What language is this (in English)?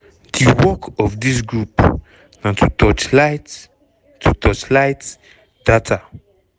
Nigerian Pidgin